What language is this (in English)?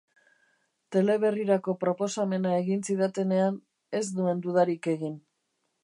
Basque